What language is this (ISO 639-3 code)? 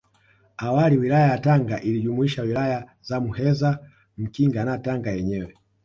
swa